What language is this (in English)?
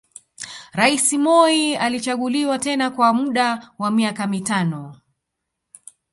Swahili